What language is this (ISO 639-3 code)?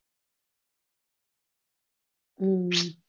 guj